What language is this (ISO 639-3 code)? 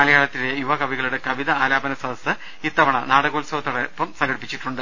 mal